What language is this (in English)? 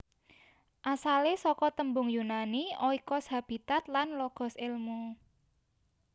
Javanese